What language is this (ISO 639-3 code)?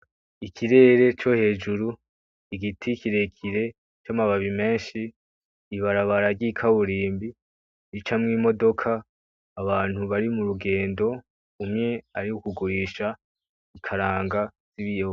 run